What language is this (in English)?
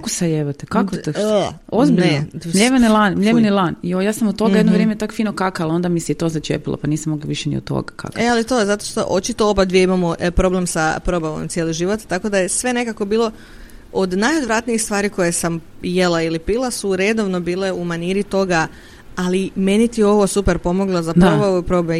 Croatian